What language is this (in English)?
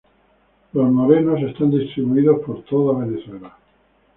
Spanish